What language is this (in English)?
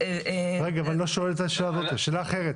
Hebrew